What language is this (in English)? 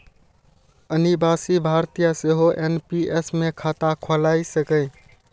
Maithili